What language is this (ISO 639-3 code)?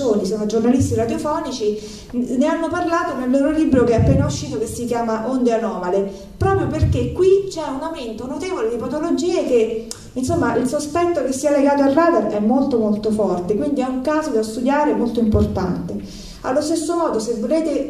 ita